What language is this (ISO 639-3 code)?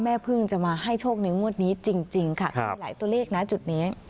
tha